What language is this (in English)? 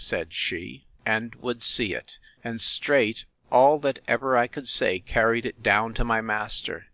English